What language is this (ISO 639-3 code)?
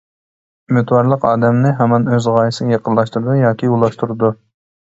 uig